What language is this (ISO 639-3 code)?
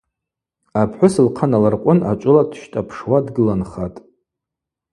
abq